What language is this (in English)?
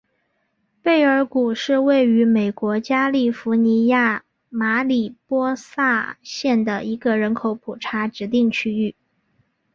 Chinese